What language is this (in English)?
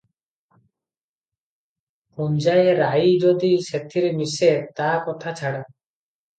Odia